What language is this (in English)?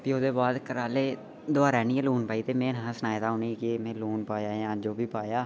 Dogri